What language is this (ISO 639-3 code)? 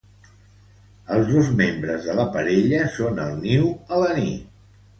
cat